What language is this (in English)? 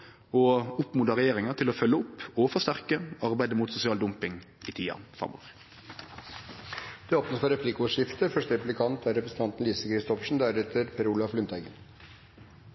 Norwegian